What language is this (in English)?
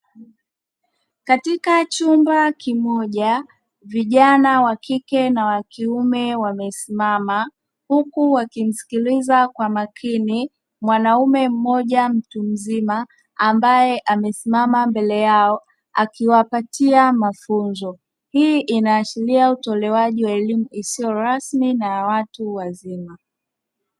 Swahili